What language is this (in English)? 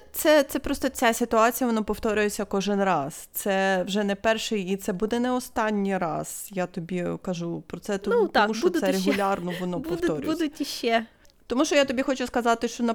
Ukrainian